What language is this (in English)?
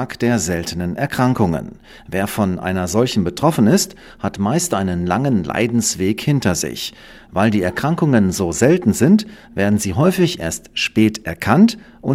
German